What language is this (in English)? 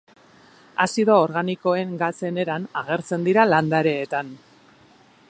Basque